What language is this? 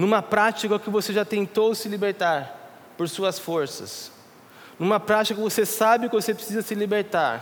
Portuguese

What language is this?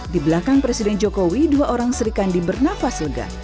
Indonesian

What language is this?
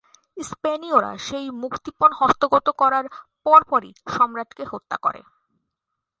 Bangla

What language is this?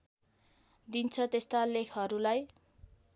Nepali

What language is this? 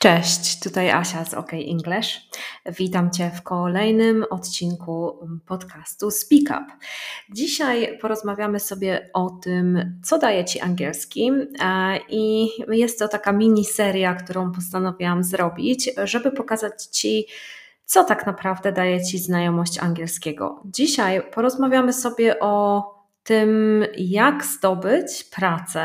Polish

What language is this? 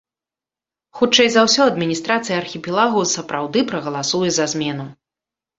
Belarusian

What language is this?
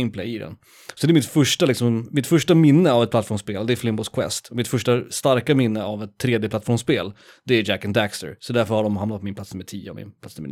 Swedish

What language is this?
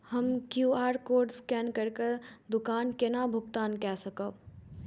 Maithili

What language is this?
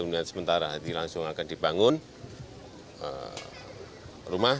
Indonesian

